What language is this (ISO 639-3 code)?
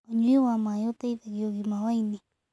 kik